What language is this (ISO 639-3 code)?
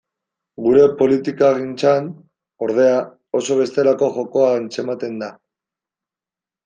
eus